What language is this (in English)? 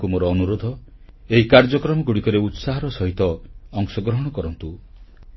Odia